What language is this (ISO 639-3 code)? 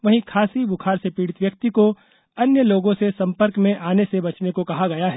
hin